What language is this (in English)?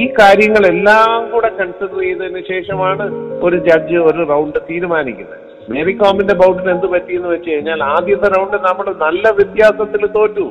Malayalam